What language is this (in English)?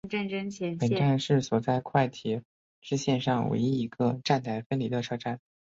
Chinese